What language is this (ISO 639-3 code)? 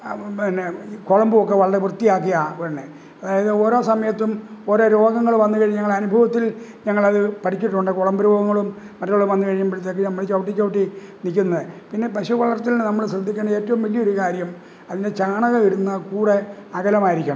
mal